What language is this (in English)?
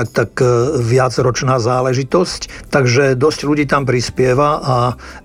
Slovak